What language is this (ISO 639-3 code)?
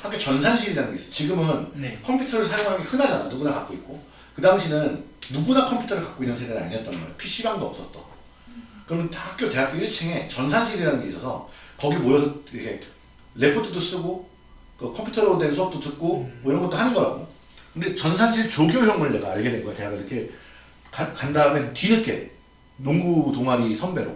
kor